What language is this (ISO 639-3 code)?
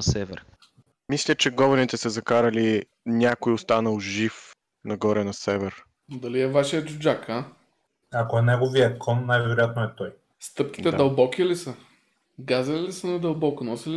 bul